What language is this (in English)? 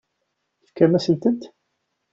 Kabyle